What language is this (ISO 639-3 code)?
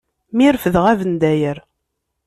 kab